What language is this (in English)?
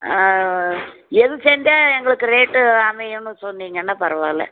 Tamil